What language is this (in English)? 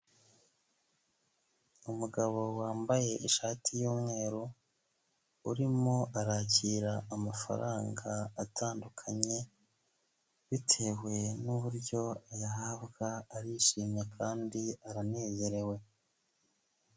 Kinyarwanda